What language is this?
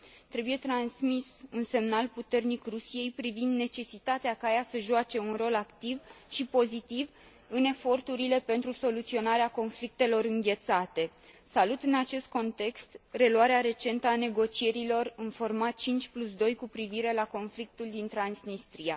Romanian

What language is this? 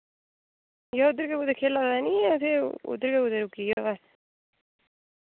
Dogri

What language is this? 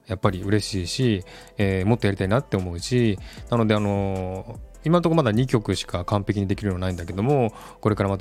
Japanese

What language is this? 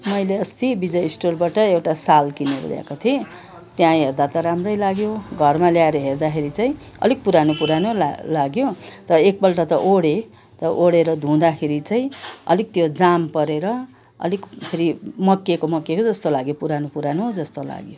Nepali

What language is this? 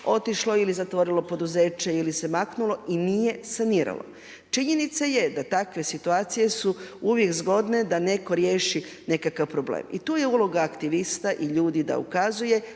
Croatian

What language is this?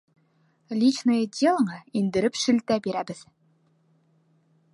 Bashkir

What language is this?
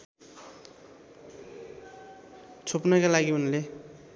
Nepali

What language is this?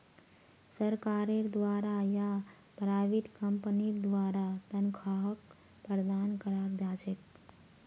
Magahi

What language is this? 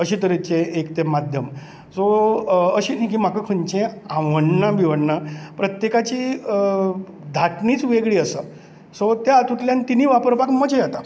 Konkani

